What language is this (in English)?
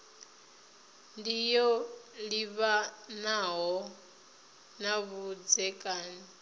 Venda